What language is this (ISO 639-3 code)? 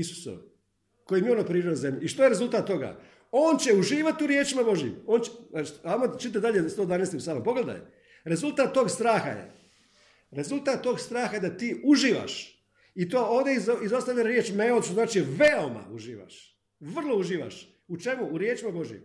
hrv